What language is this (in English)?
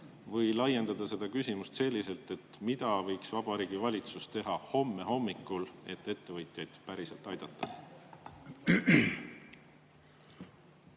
Estonian